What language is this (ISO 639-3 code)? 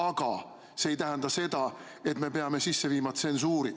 est